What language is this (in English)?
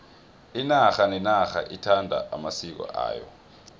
South Ndebele